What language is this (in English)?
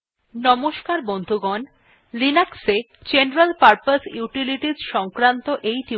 Bangla